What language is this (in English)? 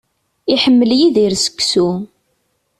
Kabyle